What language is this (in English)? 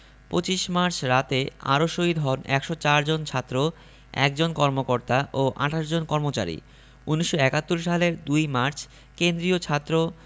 Bangla